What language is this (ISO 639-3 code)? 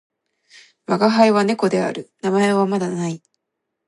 jpn